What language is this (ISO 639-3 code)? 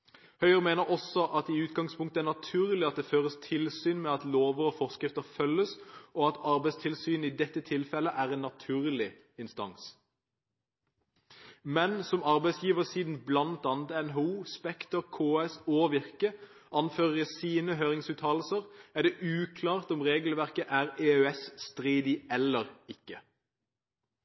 nob